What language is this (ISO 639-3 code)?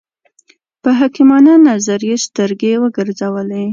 pus